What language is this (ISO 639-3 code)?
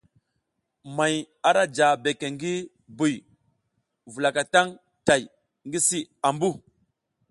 giz